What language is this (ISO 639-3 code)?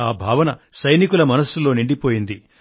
tel